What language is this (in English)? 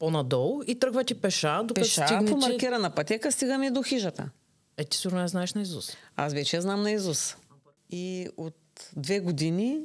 Bulgarian